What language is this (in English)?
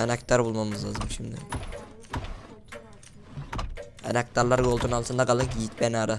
Turkish